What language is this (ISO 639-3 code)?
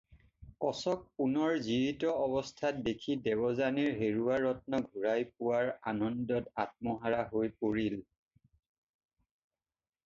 asm